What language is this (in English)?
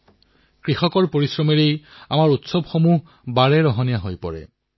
Assamese